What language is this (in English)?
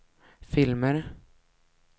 Swedish